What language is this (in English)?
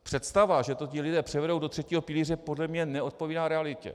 Czech